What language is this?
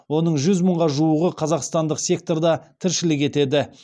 Kazakh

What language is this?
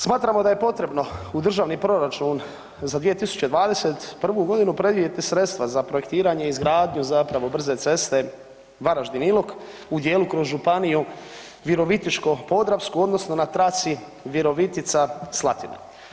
Croatian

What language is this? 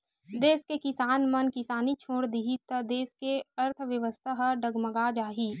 Chhattisgarhi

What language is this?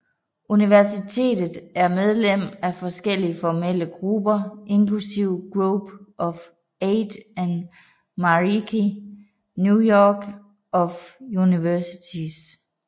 Danish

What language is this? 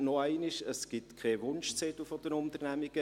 Swiss German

